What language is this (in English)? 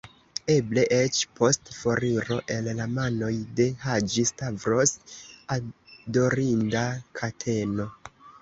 Esperanto